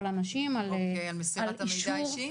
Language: Hebrew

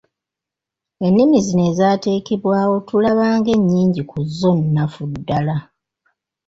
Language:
Ganda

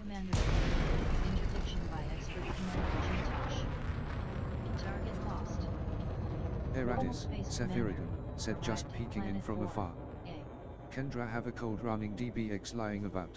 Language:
English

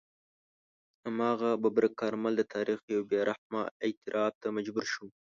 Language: Pashto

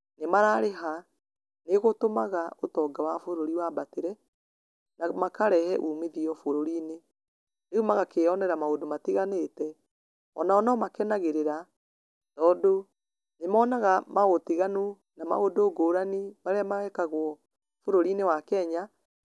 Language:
Kikuyu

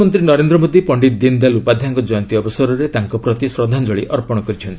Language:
Odia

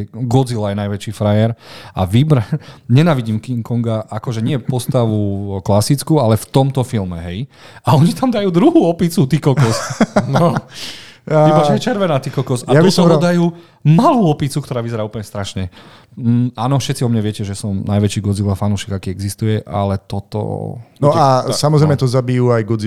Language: Slovak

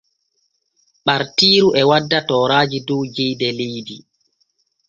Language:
Borgu Fulfulde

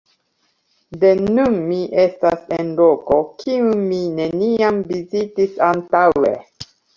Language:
Esperanto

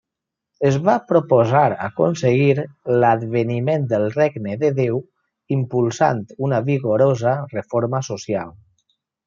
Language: Catalan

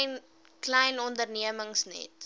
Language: Afrikaans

